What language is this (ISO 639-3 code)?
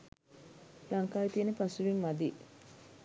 sin